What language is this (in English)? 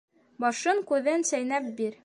Bashkir